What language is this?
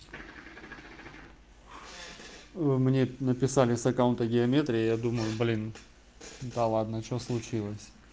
Russian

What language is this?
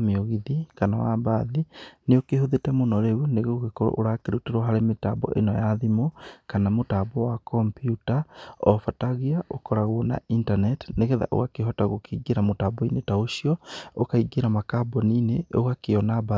Kikuyu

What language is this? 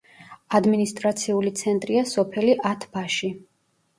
Georgian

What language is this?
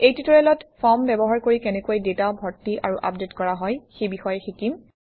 Assamese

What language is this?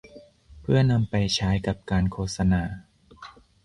Thai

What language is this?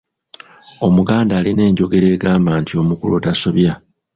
Ganda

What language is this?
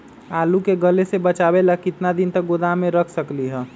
Magahi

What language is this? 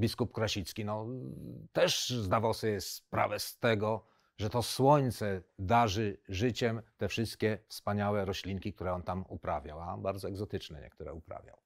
Polish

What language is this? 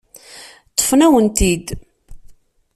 Kabyle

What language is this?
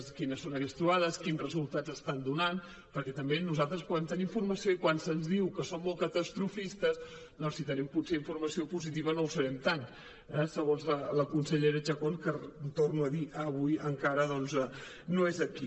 Catalan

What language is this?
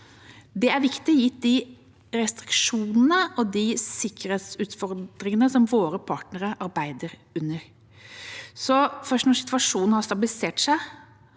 Norwegian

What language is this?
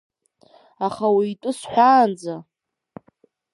Abkhazian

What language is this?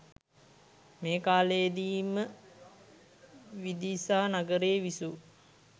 Sinhala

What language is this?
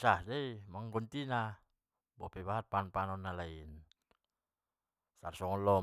Batak Mandailing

